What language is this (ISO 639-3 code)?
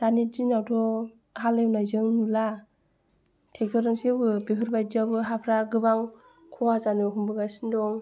brx